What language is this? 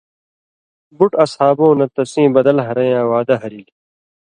Indus Kohistani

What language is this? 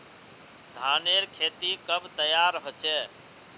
Magahi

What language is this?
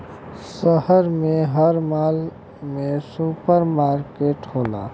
Bhojpuri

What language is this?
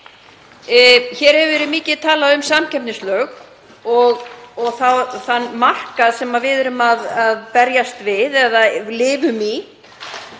Icelandic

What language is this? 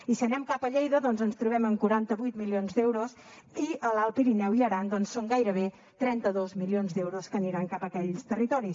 Catalan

